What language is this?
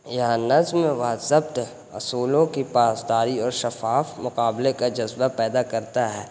Urdu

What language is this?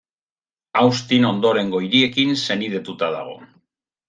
Basque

